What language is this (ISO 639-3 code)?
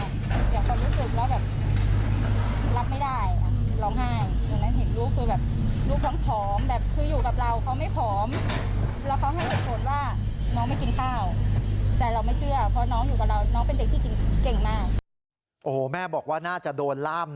tha